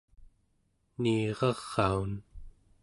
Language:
Central Yupik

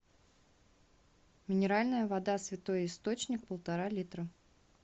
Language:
Russian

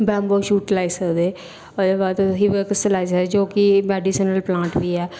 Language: Dogri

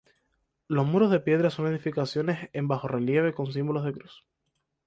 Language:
Spanish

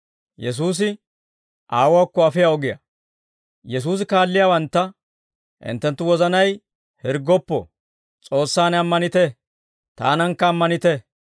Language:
Dawro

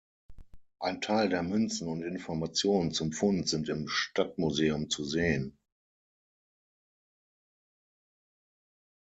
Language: German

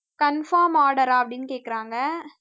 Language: Tamil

